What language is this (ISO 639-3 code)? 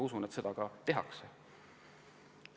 est